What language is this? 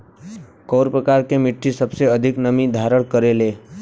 Bhojpuri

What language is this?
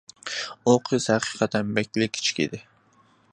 Uyghur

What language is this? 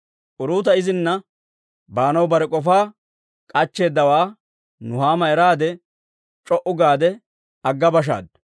Dawro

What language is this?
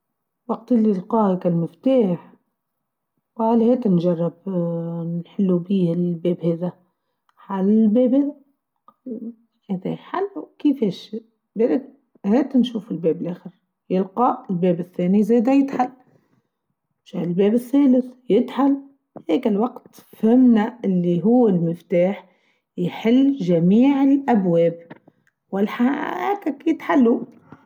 Tunisian Arabic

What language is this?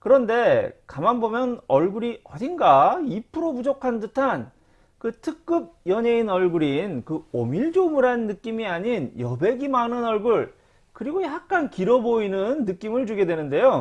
Korean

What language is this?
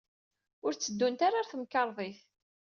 Kabyle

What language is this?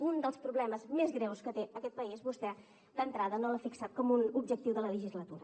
Catalan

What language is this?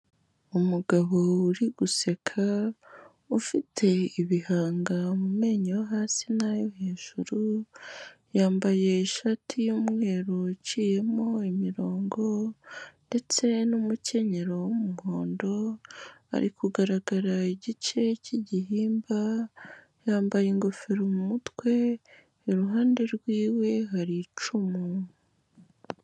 Kinyarwanda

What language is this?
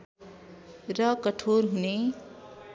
Nepali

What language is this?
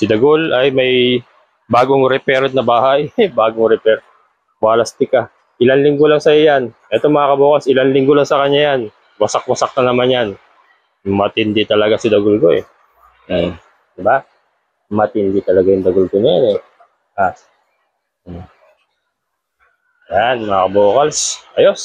Filipino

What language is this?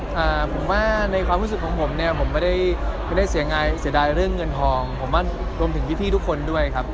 Thai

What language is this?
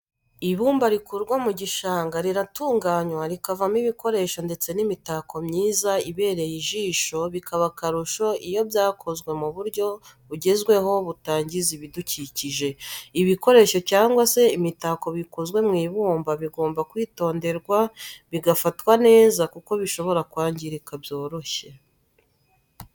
Kinyarwanda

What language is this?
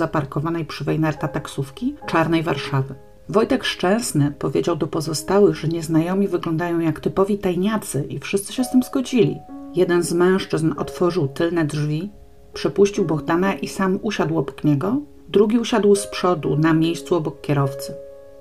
Polish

